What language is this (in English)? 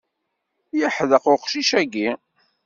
Kabyle